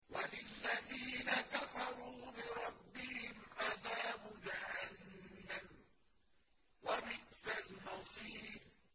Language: Arabic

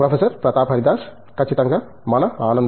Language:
Telugu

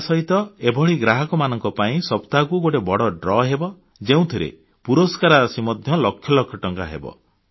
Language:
Odia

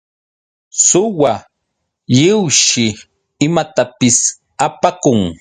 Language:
Yauyos Quechua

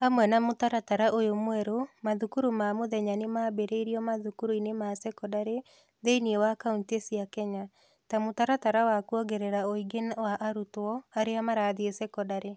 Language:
Kikuyu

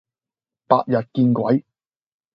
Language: Cantonese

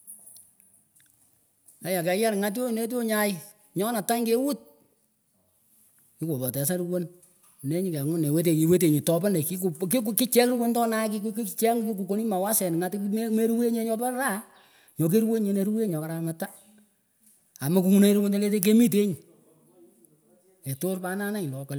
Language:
Pökoot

